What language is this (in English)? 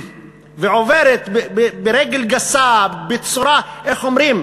Hebrew